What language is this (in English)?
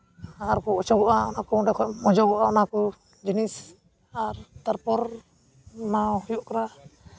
Santali